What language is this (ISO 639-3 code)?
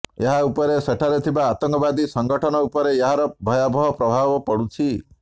ori